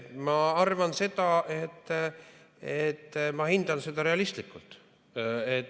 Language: Estonian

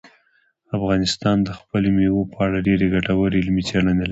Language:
Pashto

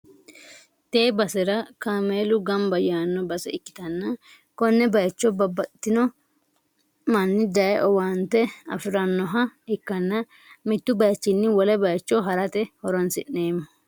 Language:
Sidamo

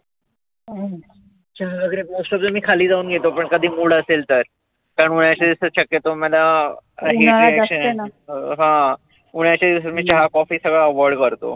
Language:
Marathi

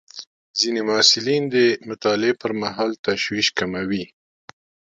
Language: Pashto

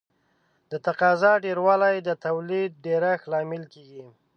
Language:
Pashto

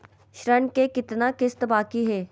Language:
Magahi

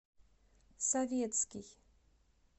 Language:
Russian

